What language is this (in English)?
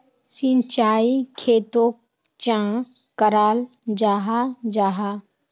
Magahi